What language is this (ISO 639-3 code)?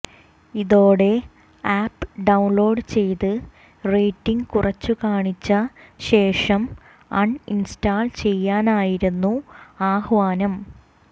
mal